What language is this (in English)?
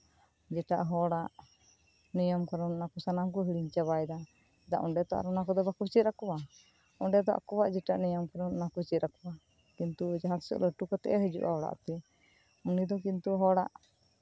Santali